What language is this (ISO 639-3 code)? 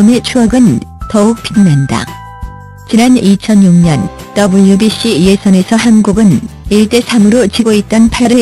kor